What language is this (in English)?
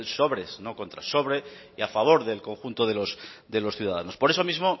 Spanish